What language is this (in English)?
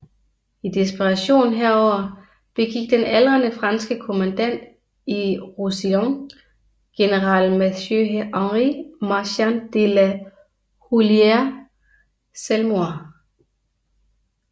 Danish